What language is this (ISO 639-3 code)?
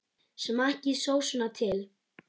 isl